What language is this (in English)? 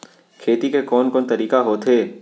Chhattisgarhi